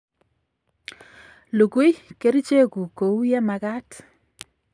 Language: Kalenjin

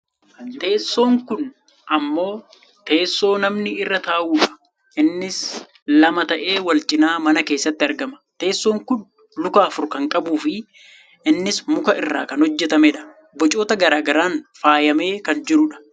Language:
Oromo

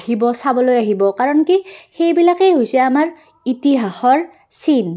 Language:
Assamese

